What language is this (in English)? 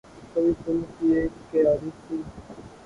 Urdu